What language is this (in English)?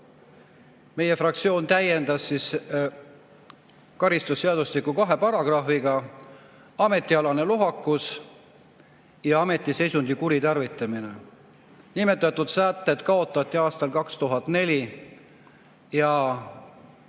Estonian